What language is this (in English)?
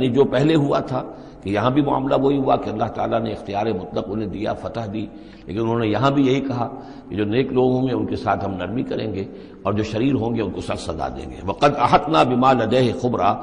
Urdu